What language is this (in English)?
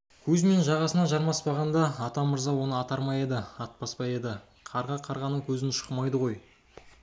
Kazakh